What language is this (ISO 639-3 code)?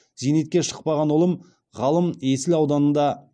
kaz